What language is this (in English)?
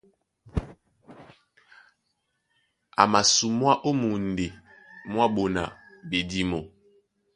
Duala